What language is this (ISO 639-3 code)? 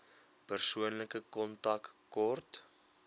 afr